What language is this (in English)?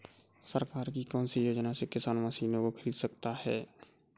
Hindi